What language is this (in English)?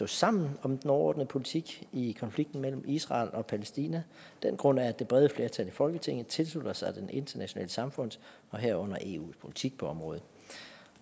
Danish